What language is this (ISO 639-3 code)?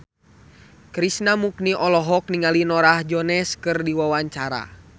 sun